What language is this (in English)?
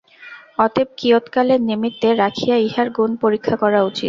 Bangla